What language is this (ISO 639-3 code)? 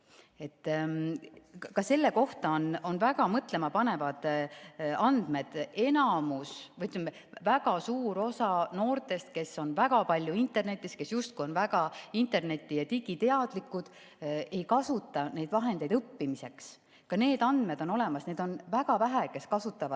est